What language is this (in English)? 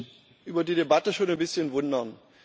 German